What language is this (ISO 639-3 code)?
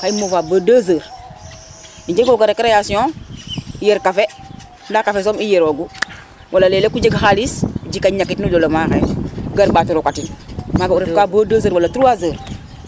srr